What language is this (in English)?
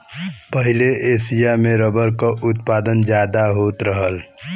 Bhojpuri